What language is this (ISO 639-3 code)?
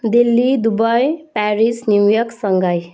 nep